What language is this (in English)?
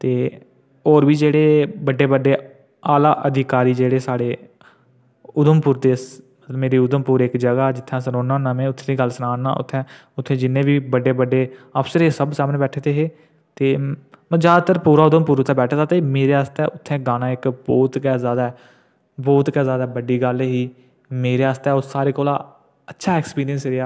Dogri